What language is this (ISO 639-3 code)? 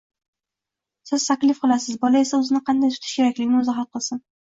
uzb